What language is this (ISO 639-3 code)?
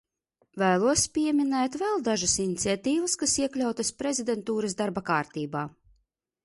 lav